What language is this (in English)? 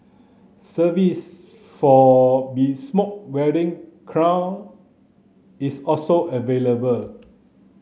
English